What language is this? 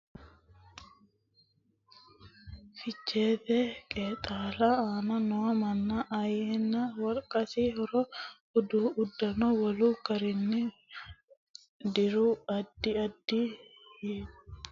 Sidamo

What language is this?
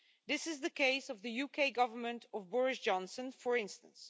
English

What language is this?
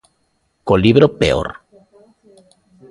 Galician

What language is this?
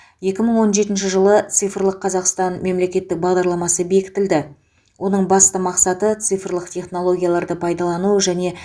Kazakh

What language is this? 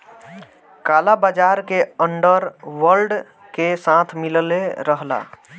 Bhojpuri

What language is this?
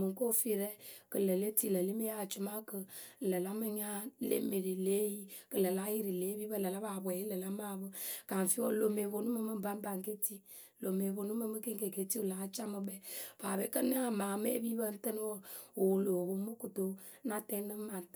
Akebu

